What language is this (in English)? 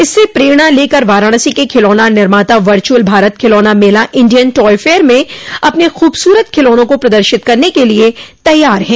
Hindi